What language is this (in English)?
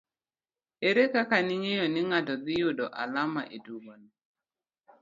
Luo (Kenya and Tanzania)